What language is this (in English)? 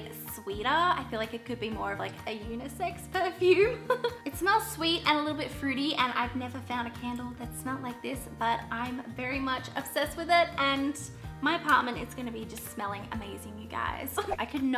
English